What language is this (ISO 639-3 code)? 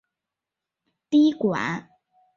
zho